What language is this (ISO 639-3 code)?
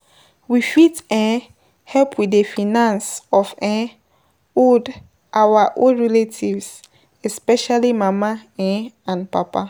pcm